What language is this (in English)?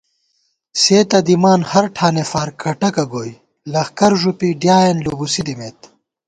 Gawar-Bati